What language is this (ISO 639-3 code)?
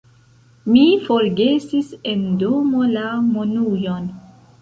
epo